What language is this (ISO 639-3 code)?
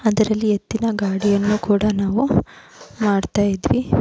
kan